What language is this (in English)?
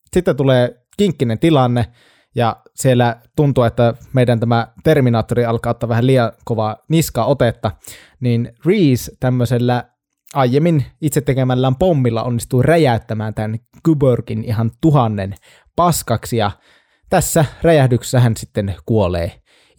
Finnish